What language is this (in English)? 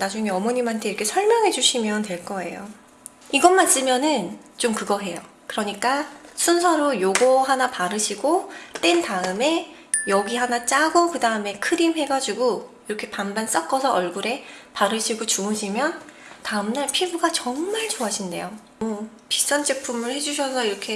Korean